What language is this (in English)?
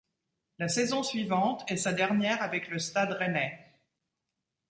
French